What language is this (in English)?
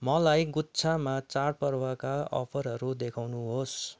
Nepali